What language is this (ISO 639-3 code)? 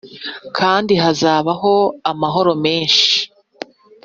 kin